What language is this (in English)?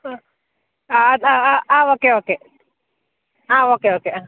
Malayalam